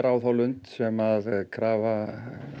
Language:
Icelandic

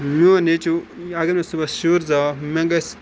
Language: Kashmiri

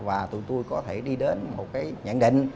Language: Vietnamese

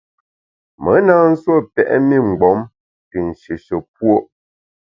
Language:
Bamun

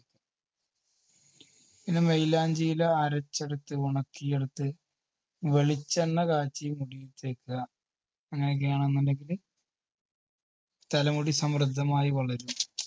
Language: Malayalam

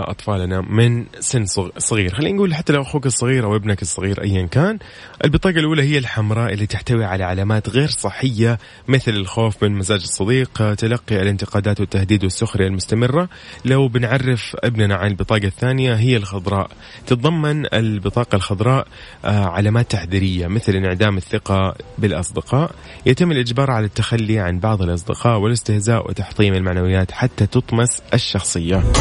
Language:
Arabic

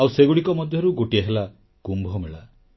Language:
Odia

